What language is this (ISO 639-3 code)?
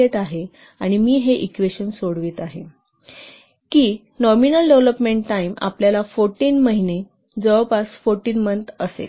mar